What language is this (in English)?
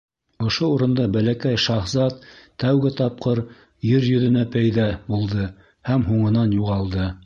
Bashkir